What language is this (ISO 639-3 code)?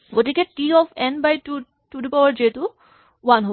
asm